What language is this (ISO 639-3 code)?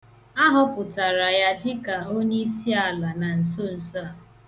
ibo